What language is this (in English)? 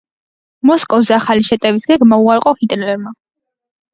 Georgian